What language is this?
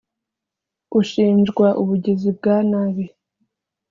Kinyarwanda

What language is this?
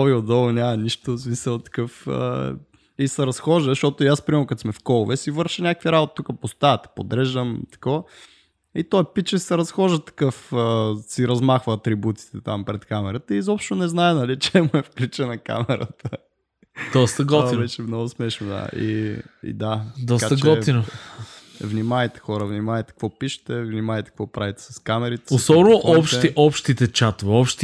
Bulgarian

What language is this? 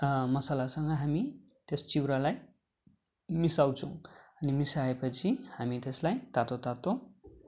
Nepali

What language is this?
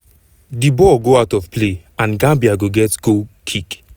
Nigerian Pidgin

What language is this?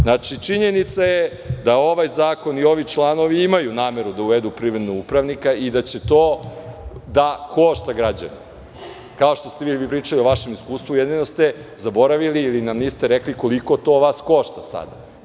Serbian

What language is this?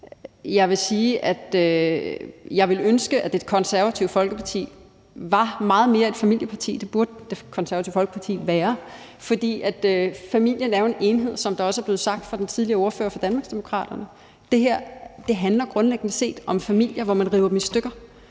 Danish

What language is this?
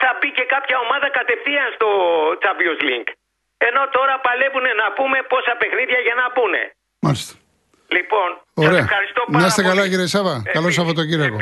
Greek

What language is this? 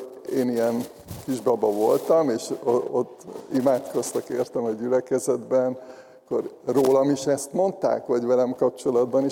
Hungarian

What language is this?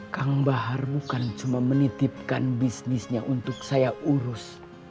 Indonesian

